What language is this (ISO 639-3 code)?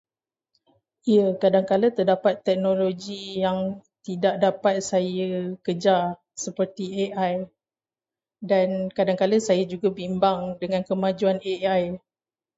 msa